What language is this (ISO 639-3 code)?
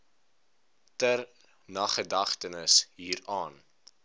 afr